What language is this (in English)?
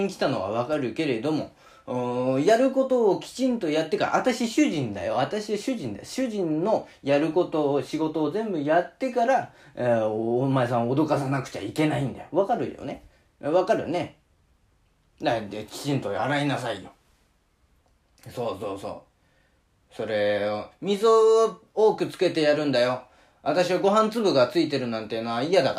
Japanese